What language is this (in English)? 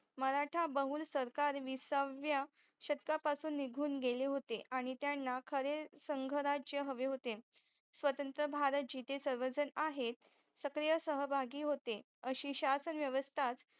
Marathi